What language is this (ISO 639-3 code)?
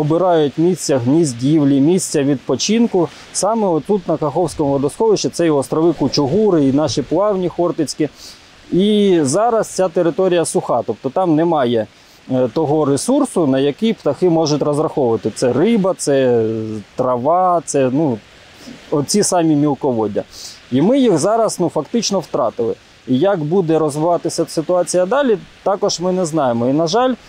ukr